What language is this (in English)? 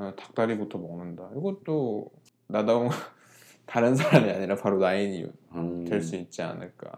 Korean